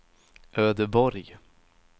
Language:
Swedish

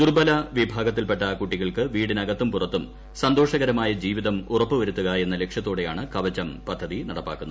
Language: Malayalam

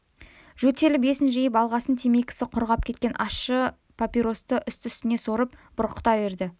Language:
Kazakh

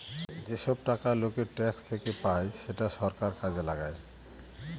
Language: Bangla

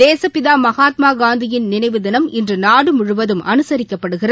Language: Tamil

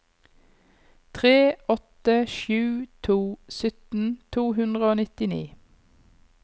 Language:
Norwegian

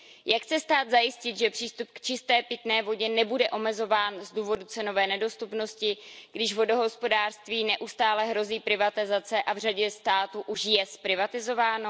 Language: Czech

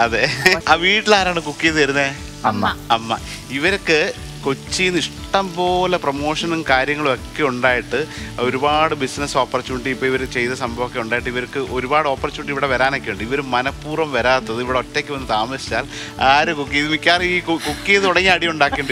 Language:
Malayalam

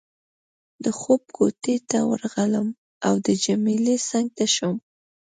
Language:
Pashto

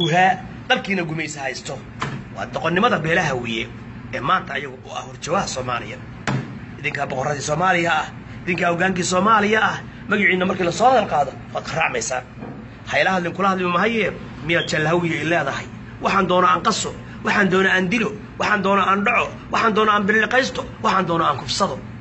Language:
Arabic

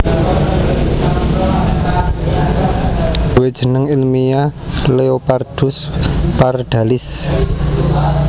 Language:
Javanese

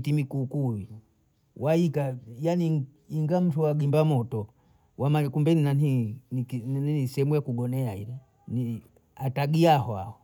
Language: Bondei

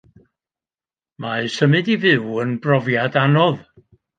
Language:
Welsh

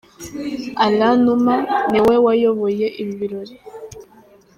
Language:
Kinyarwanda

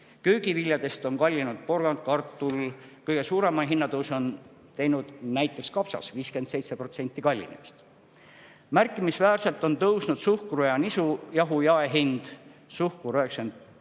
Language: Estonian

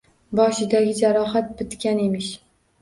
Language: Uzbek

